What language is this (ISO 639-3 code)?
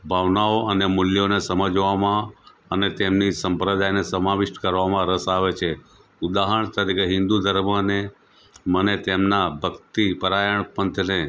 guj